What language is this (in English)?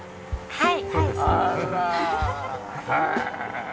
Japanese